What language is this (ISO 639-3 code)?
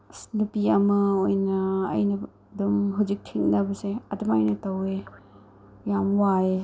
mni